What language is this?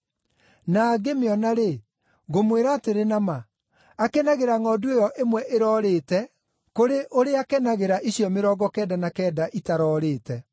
Kikuyu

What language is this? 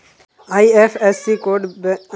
Magahi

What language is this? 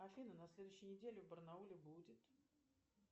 Russian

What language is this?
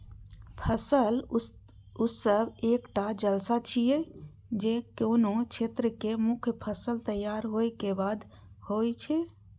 Maithili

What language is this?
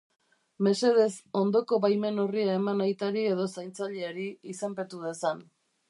Basque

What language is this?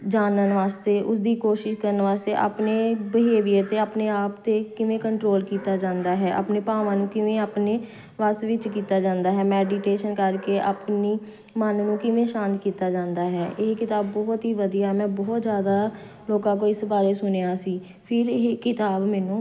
Punjabi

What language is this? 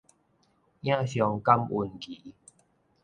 Min Nan Chinese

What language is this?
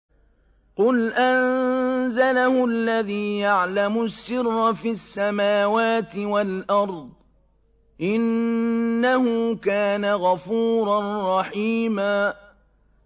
Arabic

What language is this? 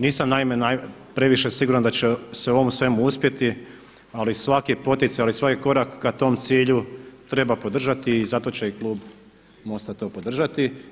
Croatian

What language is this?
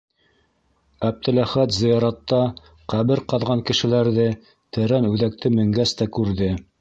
Bashkir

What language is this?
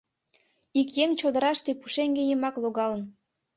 Mari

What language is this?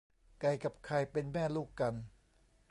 Thai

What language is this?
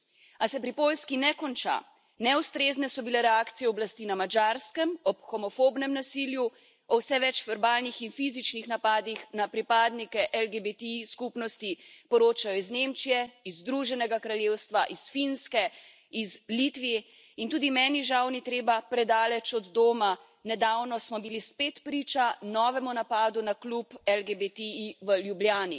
Slovenian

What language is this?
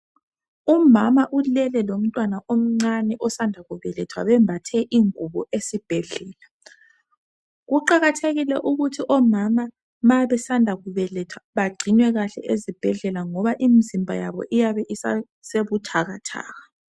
North Ndebele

